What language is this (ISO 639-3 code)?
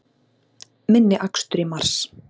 isl